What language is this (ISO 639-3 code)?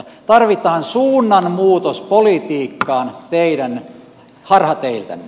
fin